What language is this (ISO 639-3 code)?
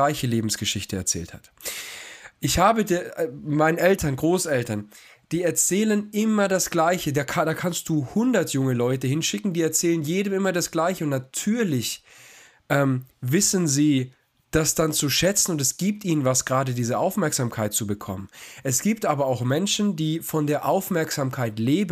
deu